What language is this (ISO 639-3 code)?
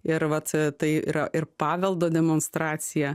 lit